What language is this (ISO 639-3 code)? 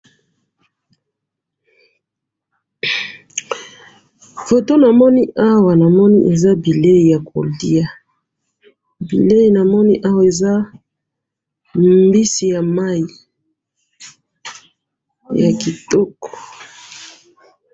lin